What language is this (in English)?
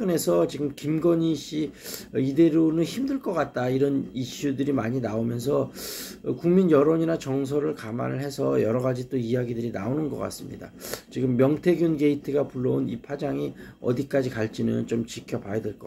Korean